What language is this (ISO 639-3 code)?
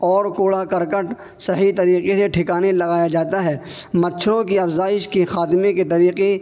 urd